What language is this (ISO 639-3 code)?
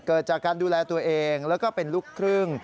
tha